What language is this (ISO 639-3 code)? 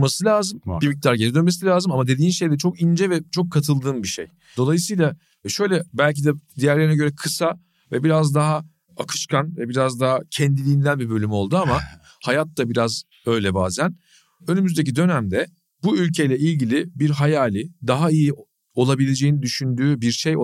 tur